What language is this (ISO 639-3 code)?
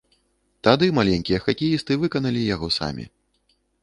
bel